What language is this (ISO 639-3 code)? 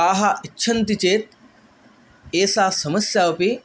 san